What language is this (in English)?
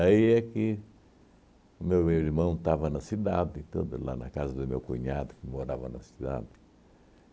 Portuguese